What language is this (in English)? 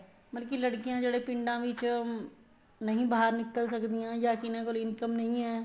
Punjabi